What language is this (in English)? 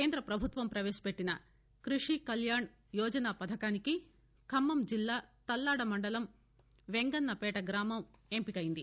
Telugu